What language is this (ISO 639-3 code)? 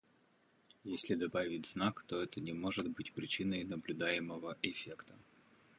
rus